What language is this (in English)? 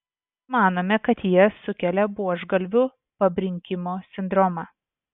Lithuanian